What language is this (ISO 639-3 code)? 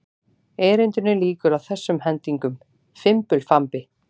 isl